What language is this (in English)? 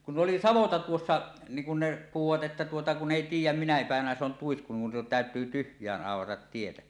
Finnish